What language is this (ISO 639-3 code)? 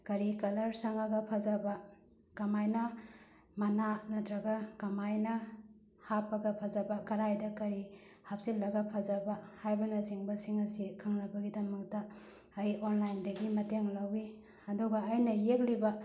mni